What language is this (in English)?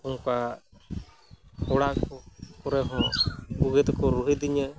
Santali